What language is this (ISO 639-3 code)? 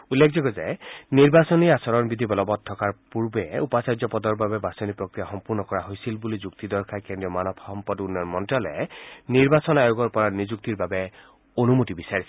asm